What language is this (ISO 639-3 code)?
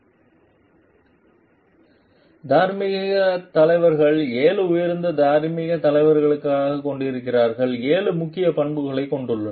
tam